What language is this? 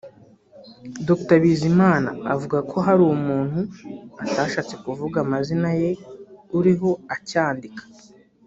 Kinyarwanda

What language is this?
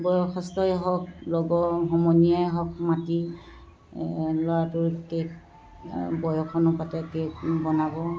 Assamese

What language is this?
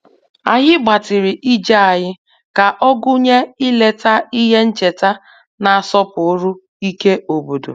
Igbo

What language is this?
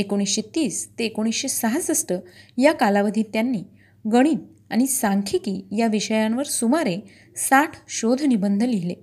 Marathi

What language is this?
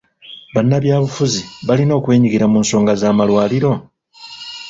Ganda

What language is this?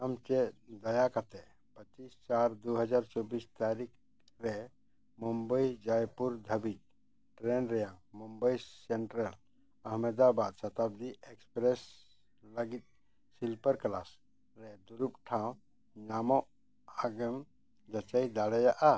Santali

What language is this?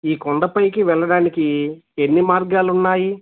Telugu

